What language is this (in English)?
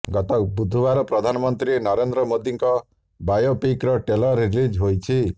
Odia